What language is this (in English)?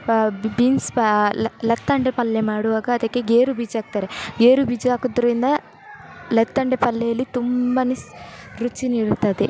Kannada